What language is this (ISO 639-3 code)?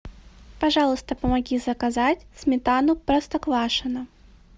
rus